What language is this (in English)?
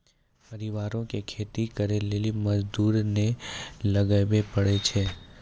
Maithili